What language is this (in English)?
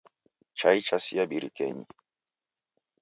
Taita